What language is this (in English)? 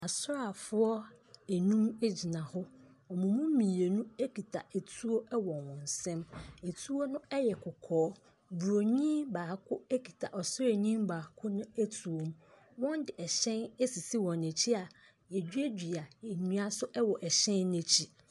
Akan